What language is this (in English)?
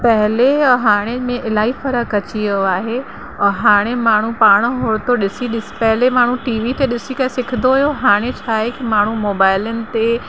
Sindhi